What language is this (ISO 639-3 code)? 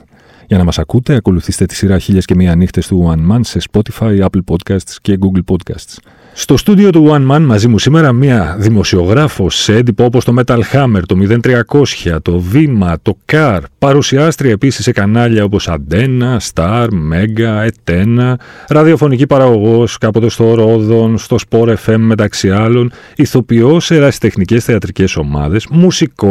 ell